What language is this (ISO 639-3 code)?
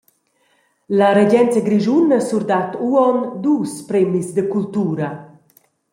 roh